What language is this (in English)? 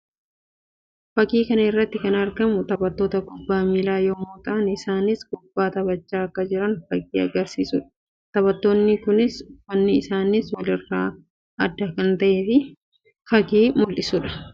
Oromo